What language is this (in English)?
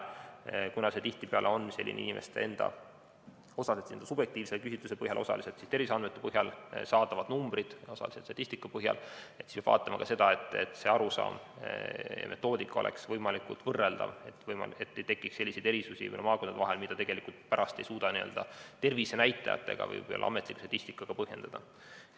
Estonian